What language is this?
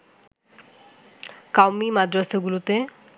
Bangla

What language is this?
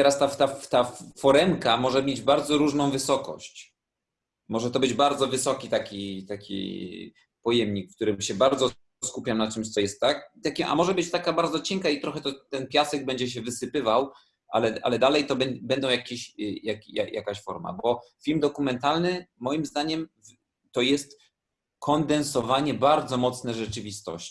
Polish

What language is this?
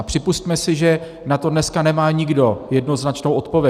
Czech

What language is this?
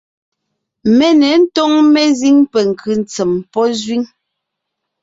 Ngiemboon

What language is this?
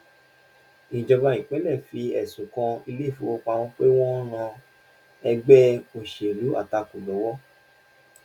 Yoruba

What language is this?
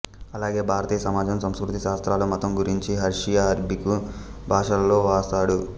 Telugu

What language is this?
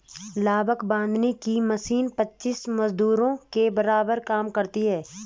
Hindi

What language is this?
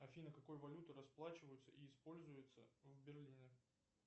Russian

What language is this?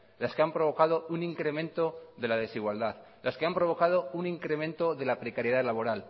Spanish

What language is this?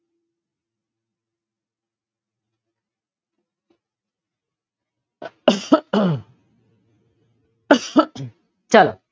Gujarati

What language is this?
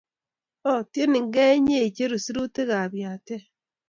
Kalenjin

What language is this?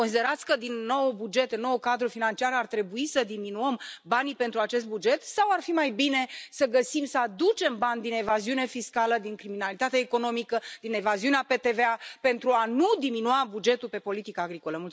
Romanian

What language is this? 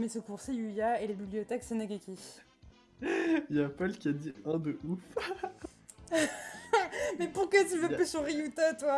French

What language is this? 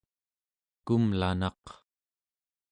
Central Yupik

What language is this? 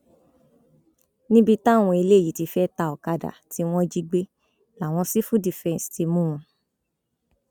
Yoruba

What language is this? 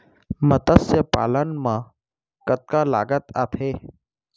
Chhattisgarhi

